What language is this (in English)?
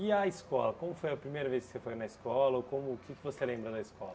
Portuguese